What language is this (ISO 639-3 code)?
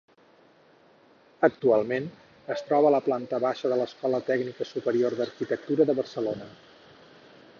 cat